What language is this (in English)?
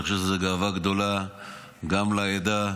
Hebrew